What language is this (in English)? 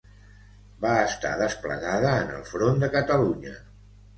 Catalan